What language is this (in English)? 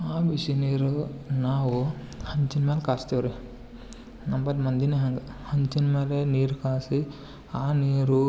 Kannada